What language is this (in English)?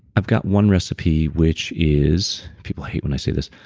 English